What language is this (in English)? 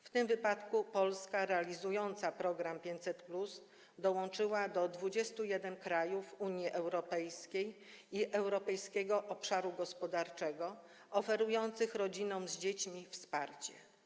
Polish